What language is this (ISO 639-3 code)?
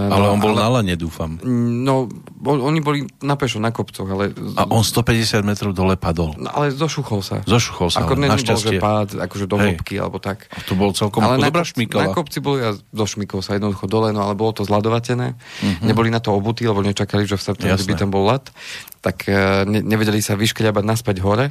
slk